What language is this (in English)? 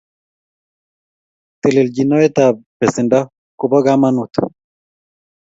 Kalenjin